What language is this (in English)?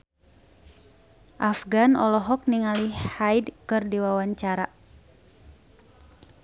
Sundanese